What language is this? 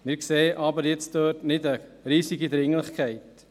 Swiss German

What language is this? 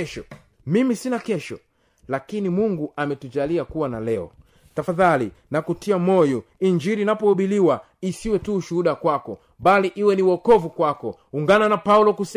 Swahili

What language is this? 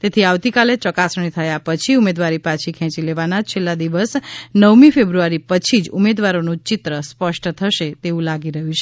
Gujarati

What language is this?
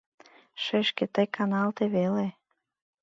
Mari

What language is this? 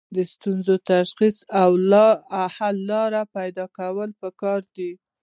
Pashto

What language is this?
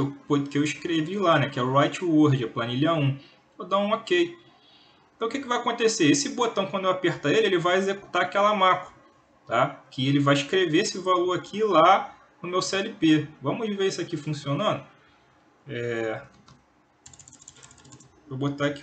Portuguese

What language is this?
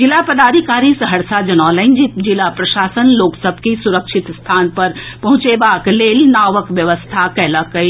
Maithili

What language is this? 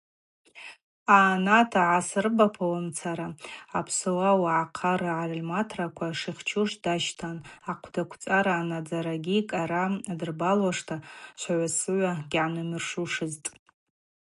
Abaza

